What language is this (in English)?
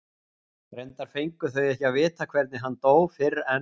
Icelandic